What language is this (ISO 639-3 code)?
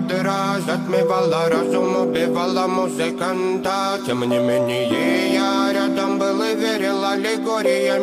ron